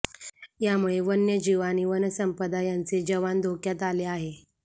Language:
Marathi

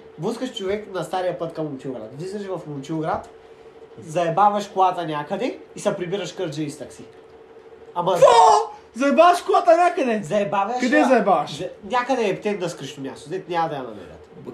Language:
Bulgarian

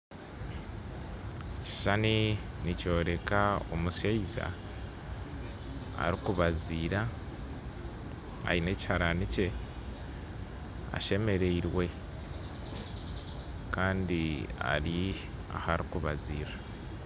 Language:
Nyankole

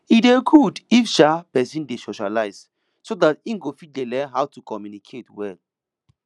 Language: Nigerian Pidgin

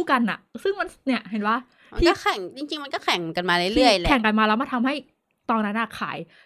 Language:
Thai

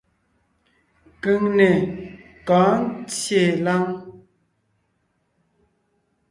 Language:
Ngiemboon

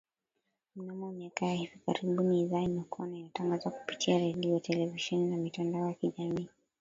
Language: Swahili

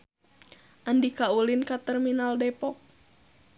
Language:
Sundanese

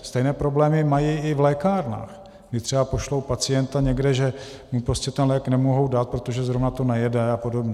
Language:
Czech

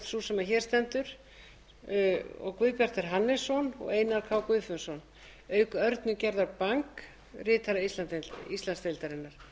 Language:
Icelandic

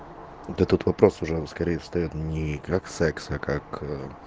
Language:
Russian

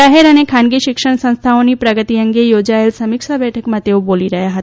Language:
Gujarati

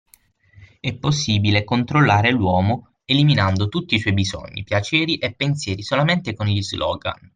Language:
Italian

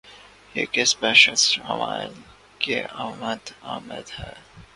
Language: Urdu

